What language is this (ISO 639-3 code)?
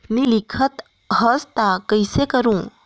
hne